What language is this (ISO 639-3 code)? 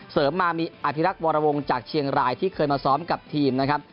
tha